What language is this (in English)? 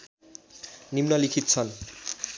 Nepali